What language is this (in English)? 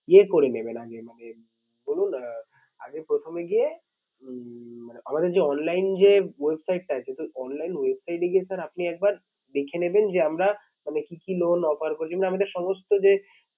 Bangla